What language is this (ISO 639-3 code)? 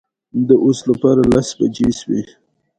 pus